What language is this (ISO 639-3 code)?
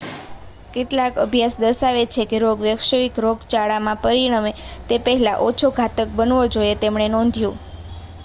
guj